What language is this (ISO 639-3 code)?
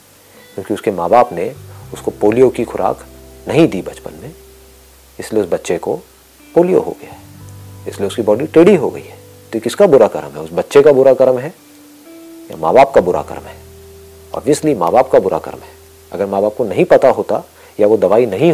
hin